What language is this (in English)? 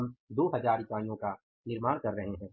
Hindi